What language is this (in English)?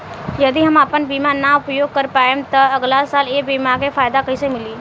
Bhojpuri